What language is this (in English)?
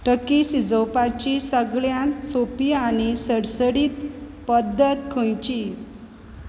Konkani